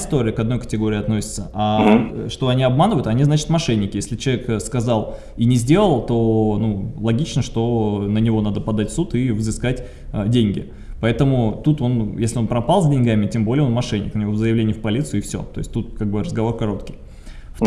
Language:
Russian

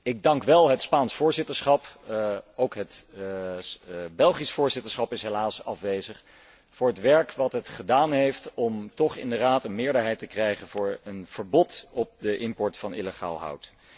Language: Dutch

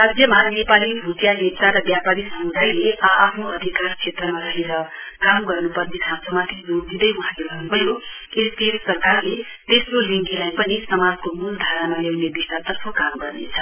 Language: Nepali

